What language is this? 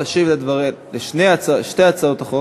Hebrew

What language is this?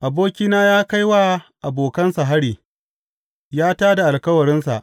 Hausa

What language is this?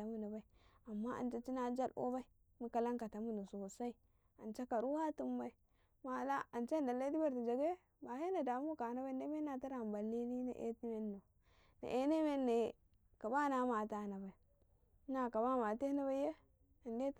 Karekare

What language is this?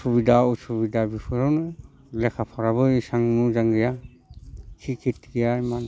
Bodo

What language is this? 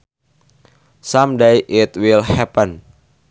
Sundanese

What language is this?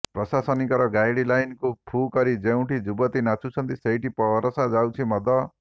Odia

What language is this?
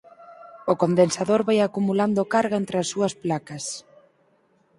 Galician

